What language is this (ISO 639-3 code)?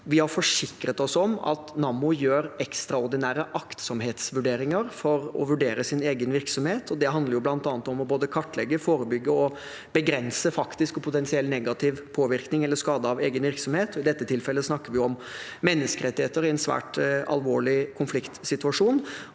nor